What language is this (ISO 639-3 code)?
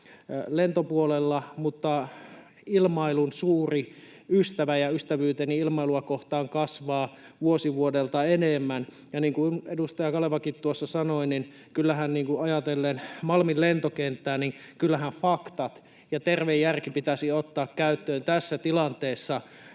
fin